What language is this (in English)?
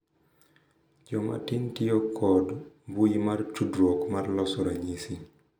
Luo (Kenya and Tanzania)